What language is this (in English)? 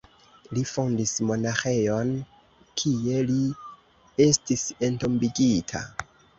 Esperanto